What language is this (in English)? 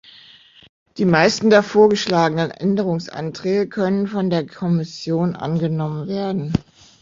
German